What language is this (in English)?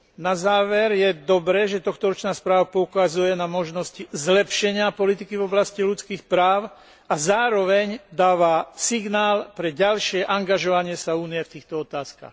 Slovak